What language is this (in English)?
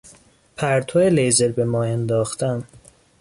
Persian